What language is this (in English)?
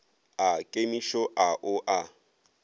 Northern Sotho